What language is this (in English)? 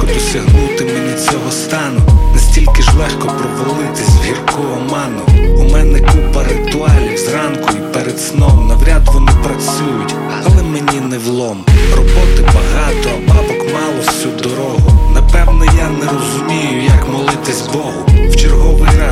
Ukrainian